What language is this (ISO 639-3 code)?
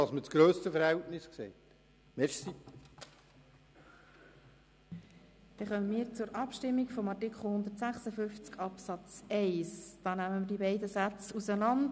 gsw